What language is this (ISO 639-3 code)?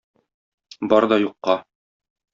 tat